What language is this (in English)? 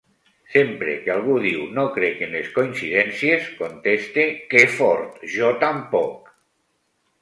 Catalan